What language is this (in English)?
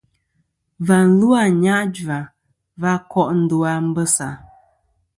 Kom